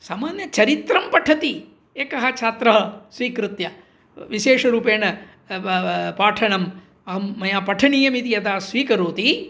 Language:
Sanskrit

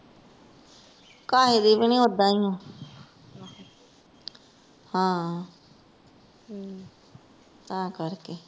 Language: Punjabi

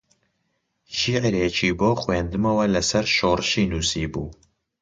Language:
Central Kurdish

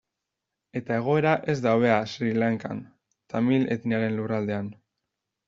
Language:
Basque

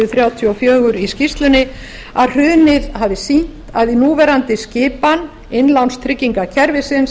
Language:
Icelandic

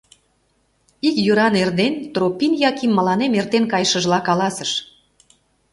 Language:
Mari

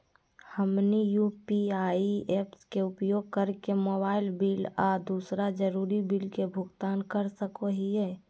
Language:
Magahi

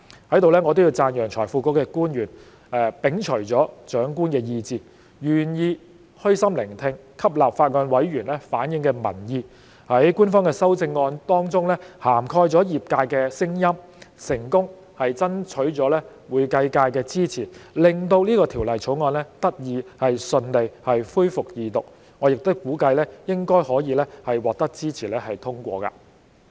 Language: Cantonese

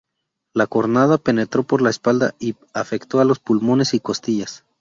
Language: Spanish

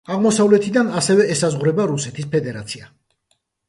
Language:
Georgian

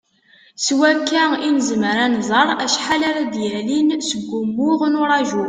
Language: Kabyle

